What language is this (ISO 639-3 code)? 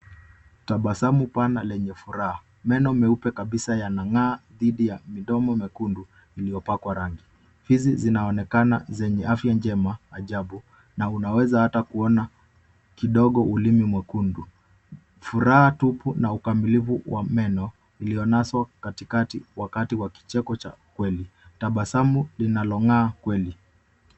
swa